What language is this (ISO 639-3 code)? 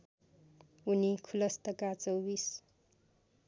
nep